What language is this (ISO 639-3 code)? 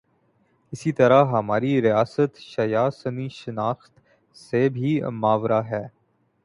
urd